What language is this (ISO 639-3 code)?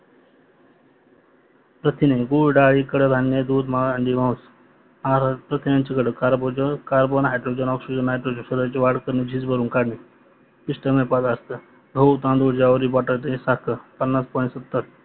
mar